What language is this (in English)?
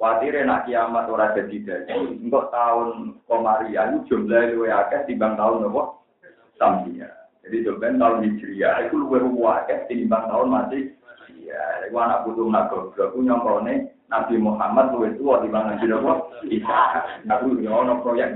Indonesian